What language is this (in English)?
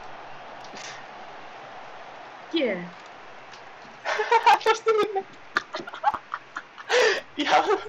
Turkish